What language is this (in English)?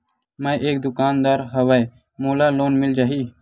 Chhattisgarhi